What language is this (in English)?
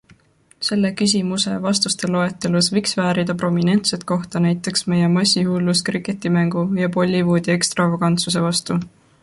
Estonian